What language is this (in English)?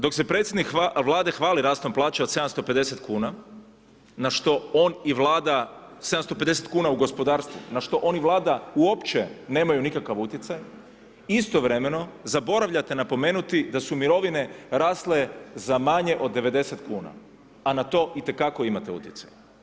Croatian